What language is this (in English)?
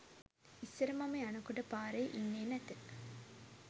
Sinhala